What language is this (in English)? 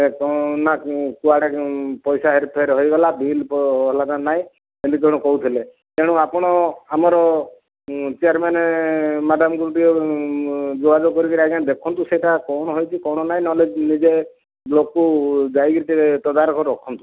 Odia